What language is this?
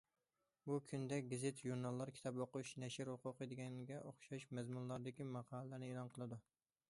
Uyghur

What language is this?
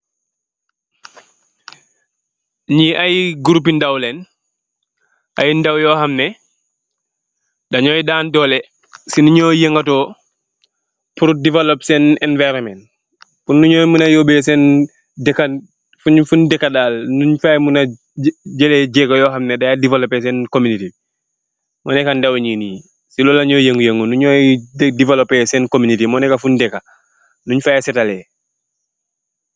Wolof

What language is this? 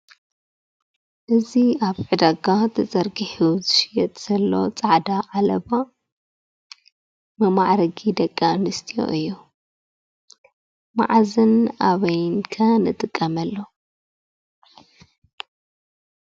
Tigrinya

